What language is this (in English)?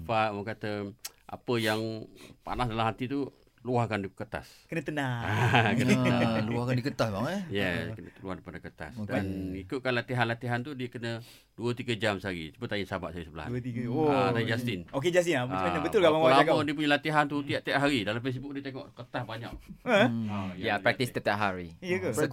Malay